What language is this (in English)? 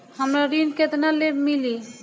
Bhojpuri